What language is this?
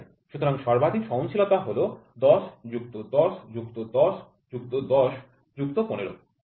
Bangla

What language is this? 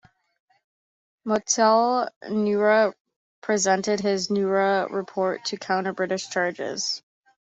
English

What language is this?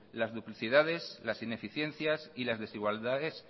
Spanish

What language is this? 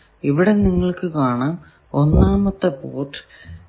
Malayalam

